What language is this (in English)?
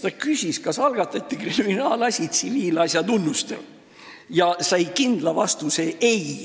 Estonian